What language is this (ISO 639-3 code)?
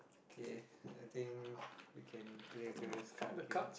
eng